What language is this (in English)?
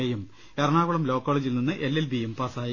Malayalam